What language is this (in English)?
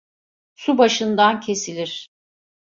Turkish